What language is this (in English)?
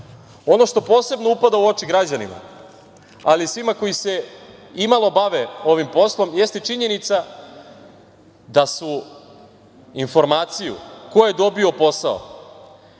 Serbian